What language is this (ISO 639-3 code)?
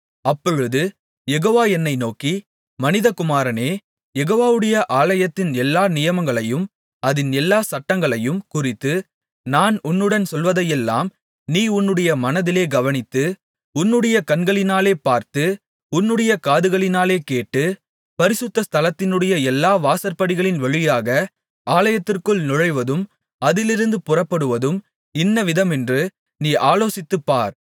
tam